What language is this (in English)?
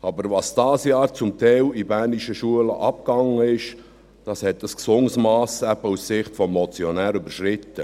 Swiss German